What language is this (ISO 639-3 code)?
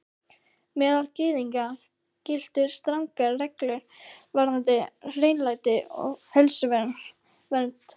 isl